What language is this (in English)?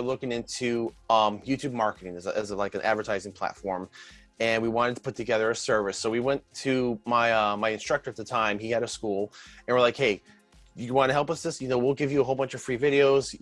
English